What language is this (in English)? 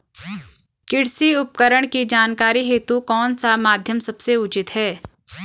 Hindi